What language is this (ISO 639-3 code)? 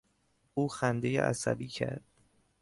fas